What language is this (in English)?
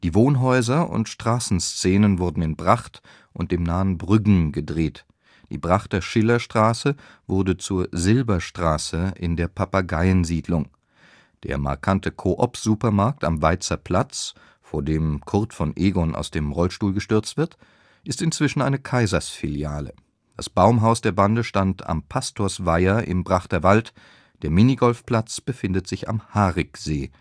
German